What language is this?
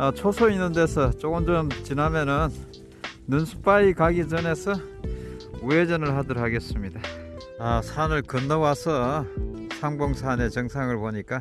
Korean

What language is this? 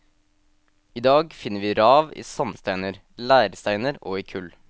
Norwegian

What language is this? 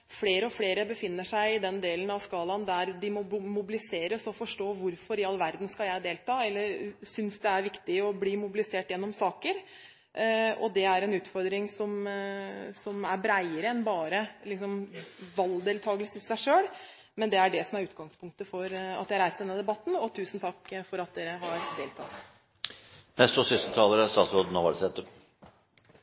Norwegian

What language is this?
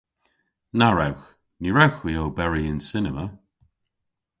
Cornish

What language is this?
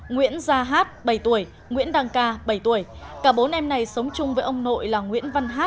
Vietnamese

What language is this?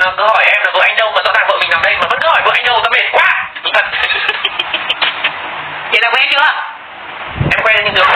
Vietnamese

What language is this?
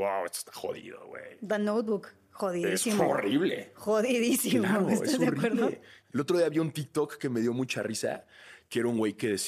Spanish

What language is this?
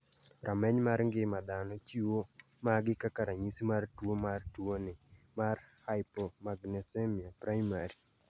Luo (Kenya and Tanzania)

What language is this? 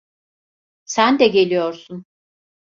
Turkish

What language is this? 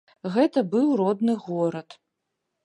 Belarusian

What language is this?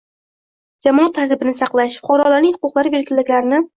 Uzbek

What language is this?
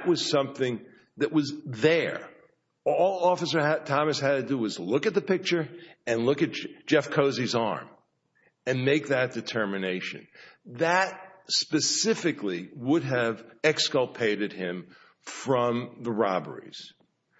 English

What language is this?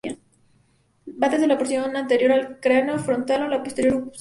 Spanish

